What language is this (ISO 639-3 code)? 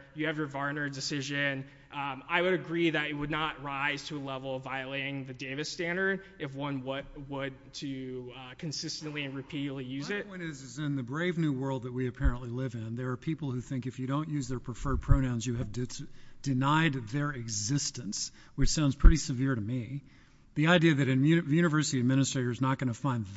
eng